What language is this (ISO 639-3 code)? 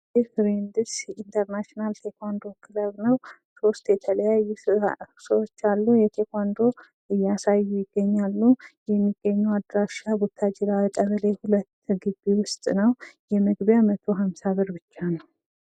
amh